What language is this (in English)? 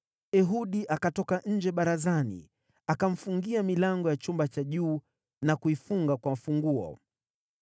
Swahili